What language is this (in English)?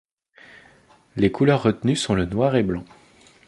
French